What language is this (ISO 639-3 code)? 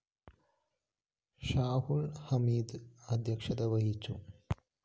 mal